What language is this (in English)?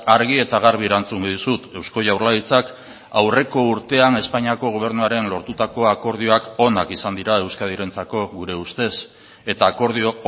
Basque